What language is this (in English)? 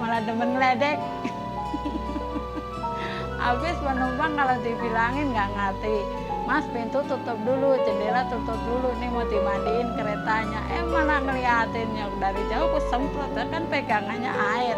Indonesian